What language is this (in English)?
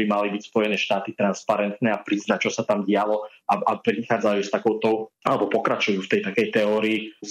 Slovak